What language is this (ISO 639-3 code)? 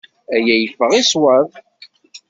kab